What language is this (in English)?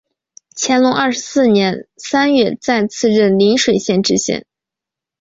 Chinese